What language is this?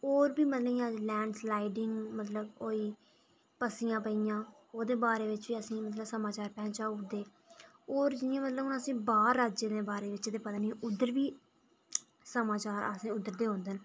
Dogri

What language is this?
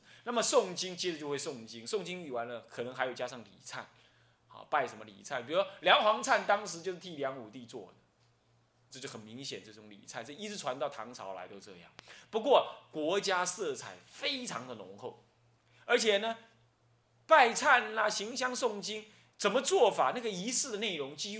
Chinese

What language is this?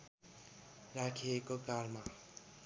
Nepali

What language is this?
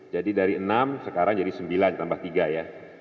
Indonesian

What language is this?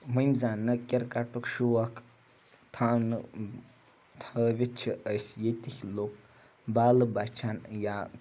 Kashmiri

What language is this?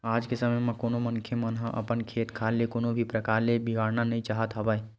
Chhattisgarhi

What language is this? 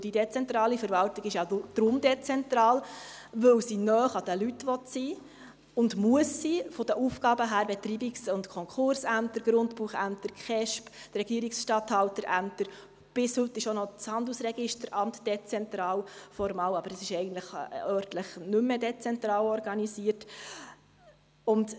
Swiss German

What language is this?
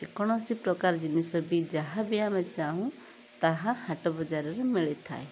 Odia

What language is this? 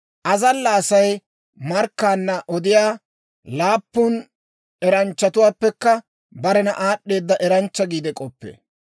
Dawro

